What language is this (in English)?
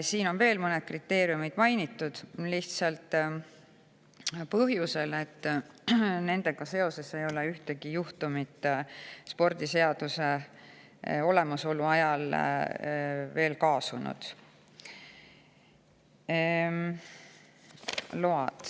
Estonian